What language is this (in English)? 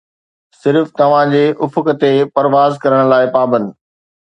Sindhi